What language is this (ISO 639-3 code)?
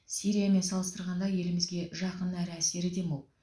kaz